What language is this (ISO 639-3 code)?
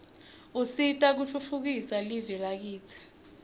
ssw